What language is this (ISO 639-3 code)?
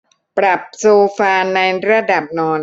tha